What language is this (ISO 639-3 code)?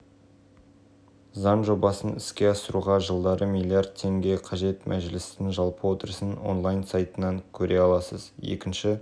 kaz